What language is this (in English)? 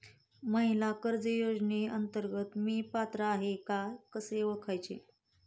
Marathi